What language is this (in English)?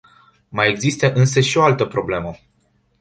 Romanian